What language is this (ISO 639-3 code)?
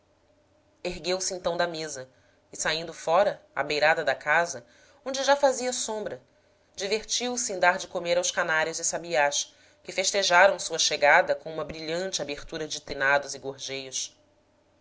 por